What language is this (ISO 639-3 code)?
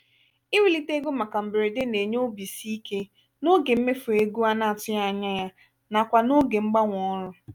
ibo